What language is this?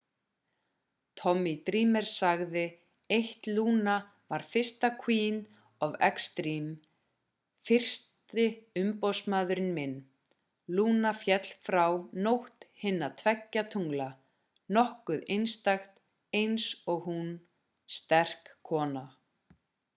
Icelandic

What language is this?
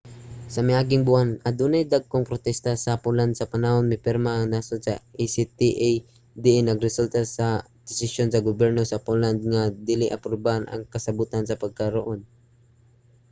Cebuano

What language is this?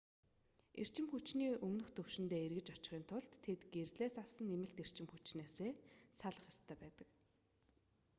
Mongolian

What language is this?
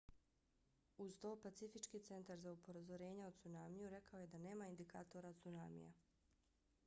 Bosnian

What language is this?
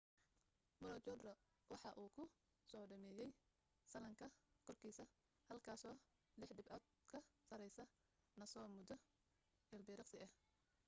Somali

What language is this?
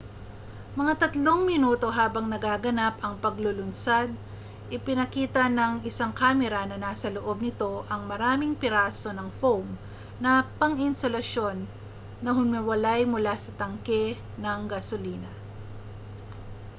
Filipino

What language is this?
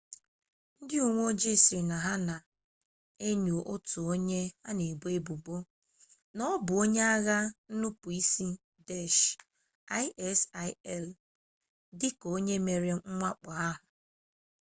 Igbo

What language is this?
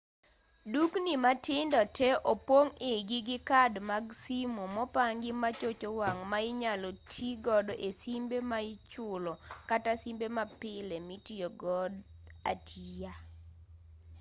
Luo (Kenya and Tanzania)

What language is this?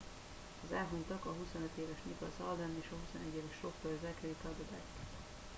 Hungarian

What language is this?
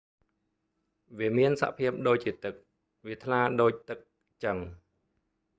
Khmer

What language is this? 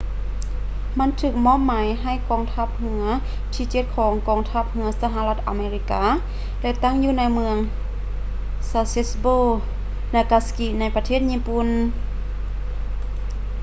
Lao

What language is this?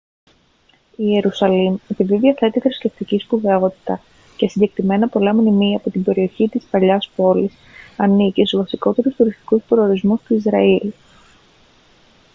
Greek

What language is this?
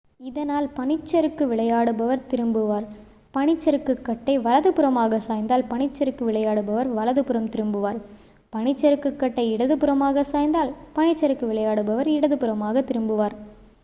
Tamil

